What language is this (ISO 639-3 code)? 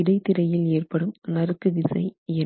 tam